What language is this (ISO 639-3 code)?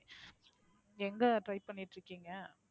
tam